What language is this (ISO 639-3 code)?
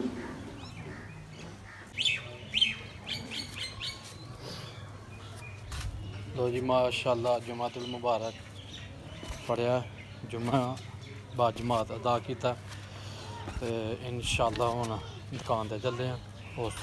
tur